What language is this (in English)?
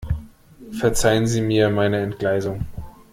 German